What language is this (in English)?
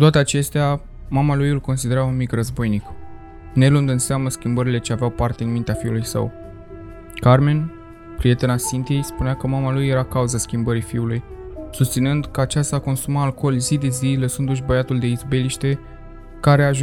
Romanian